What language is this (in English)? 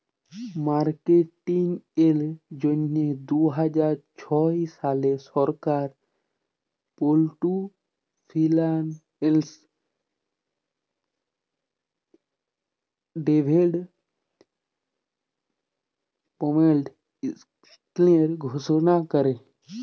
Bangla